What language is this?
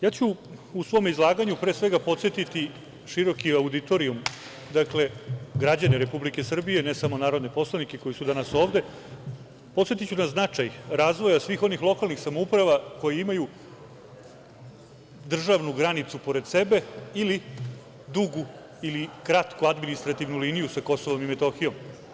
Serbian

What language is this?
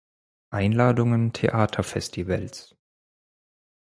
German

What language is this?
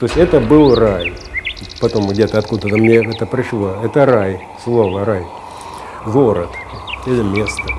Russian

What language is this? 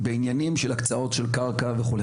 Hebrew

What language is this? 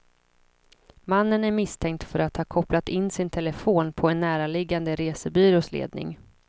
Swedish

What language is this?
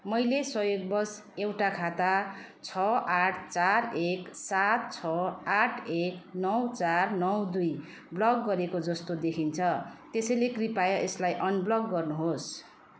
Nepali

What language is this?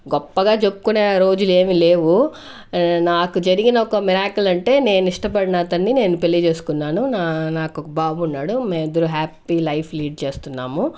Telugu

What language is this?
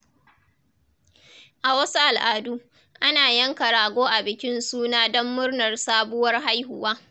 Hausa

